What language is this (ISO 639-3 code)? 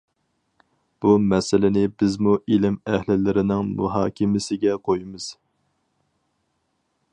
uig